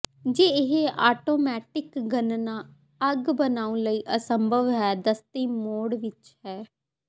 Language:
Punjabi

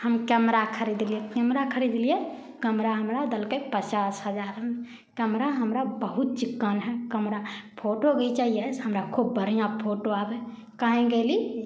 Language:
Maithili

